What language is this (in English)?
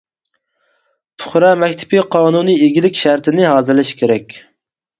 Uyghur